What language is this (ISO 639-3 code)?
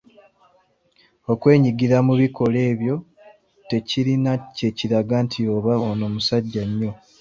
lug